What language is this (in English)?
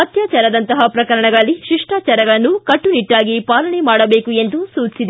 Kannada